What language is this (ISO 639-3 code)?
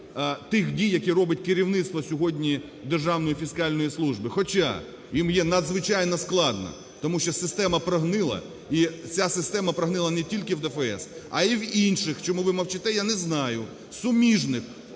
ukr